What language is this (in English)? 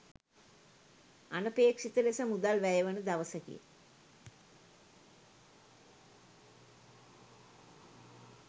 Sinhala